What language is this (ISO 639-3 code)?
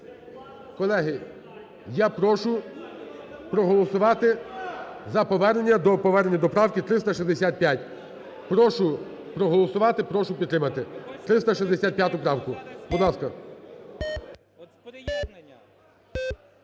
ukr